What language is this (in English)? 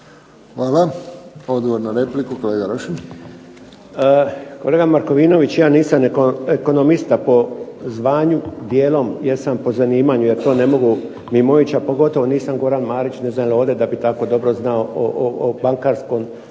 Croatian